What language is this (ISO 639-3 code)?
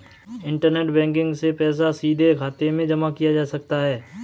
hin